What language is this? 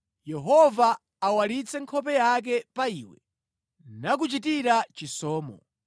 Nyanja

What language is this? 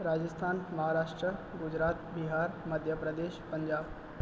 Sindhi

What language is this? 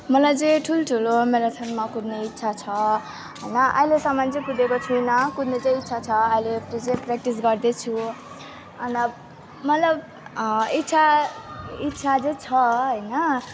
Nepali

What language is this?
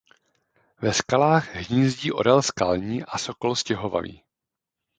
Czech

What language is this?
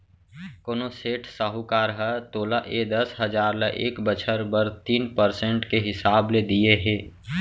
Chhattisgarhi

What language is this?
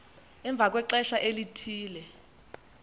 Xhosa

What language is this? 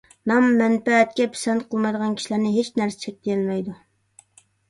Uyghur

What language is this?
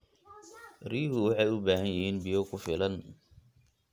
Somali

